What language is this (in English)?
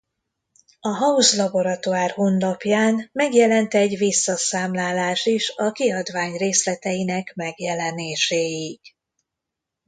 Hungarian